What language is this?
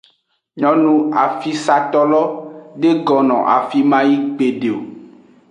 Aja (Benin)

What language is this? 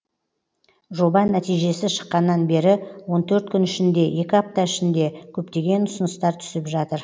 Kazakh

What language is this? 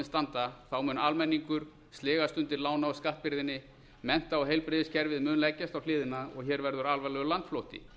Icelandic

